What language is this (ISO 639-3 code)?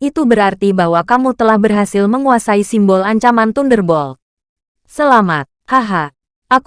ind